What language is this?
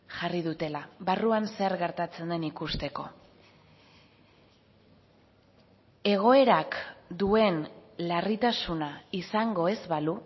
Basque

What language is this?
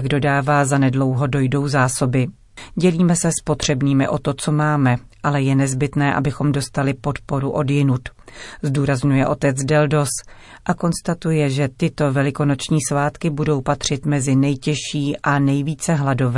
Czech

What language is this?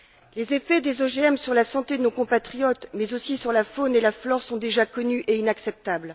French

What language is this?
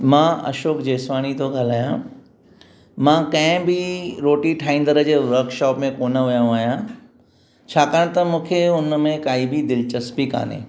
Sindhi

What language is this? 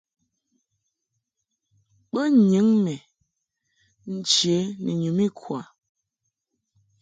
Mungaka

